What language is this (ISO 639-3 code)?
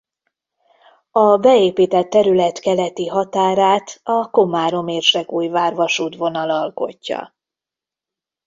hun